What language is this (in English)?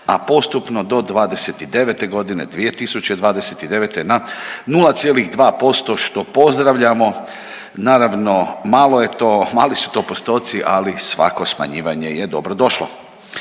Croatian